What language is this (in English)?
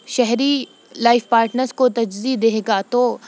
Urdu